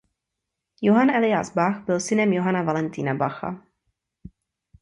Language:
Czech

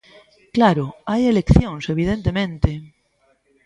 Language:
Galician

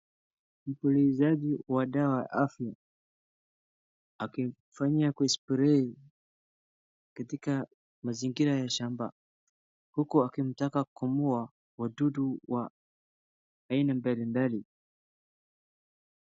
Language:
Swahili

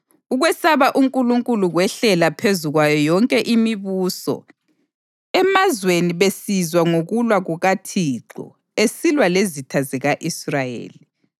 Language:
North Ndebele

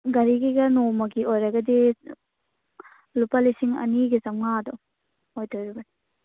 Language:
Manipuri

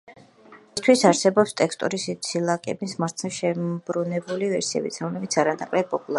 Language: Georgian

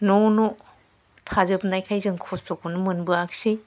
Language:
Bodo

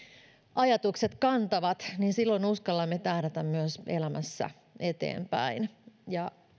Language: Finnish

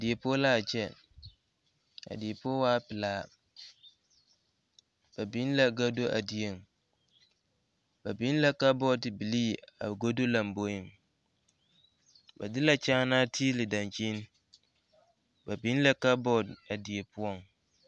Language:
Southern Dagaare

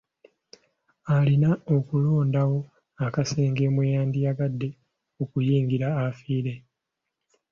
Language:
Ganda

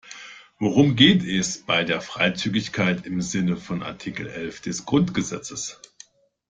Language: German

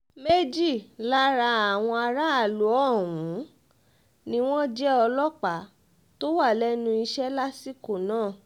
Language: Yoruba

